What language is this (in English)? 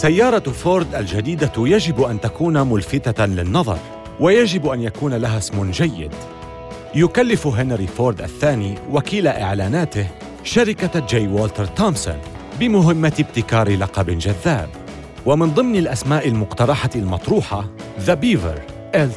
Arabic